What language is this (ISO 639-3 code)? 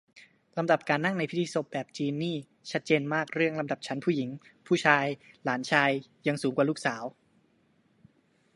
tha